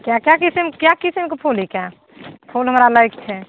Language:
Maithili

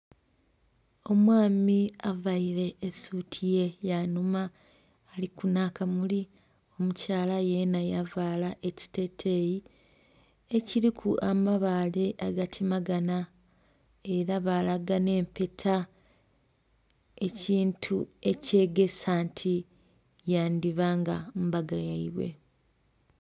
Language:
Soga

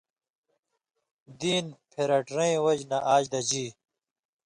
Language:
Indus Kohistani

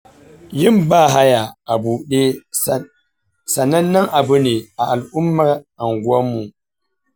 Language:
Hausa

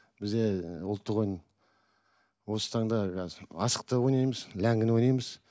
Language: Kazakh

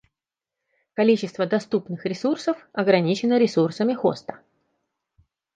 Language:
Russian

